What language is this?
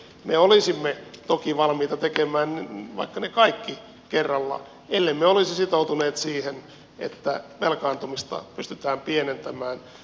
Finnish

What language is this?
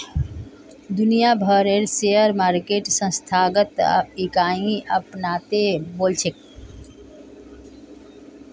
Magahi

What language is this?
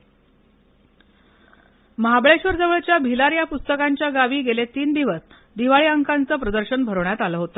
Marathi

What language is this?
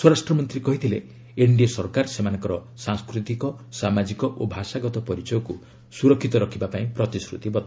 Odia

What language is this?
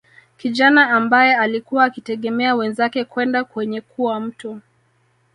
Swahili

